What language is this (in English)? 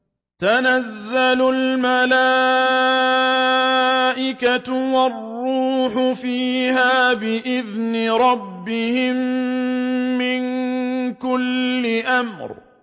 Arabic